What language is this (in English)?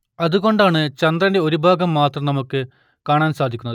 Malayalam